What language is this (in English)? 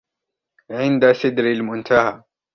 Arabic